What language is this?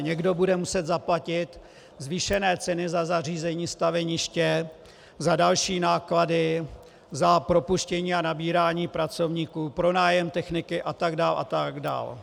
Czech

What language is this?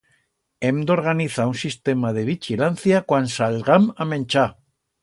Aragonese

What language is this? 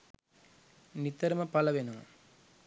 Sinhala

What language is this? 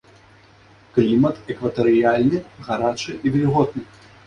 Belarusian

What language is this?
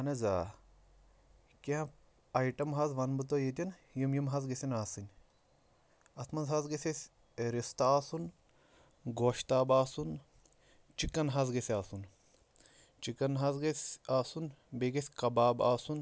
Kashmiri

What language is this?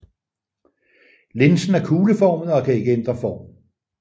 Danish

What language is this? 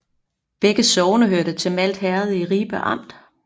Danish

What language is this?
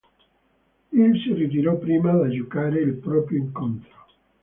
Italian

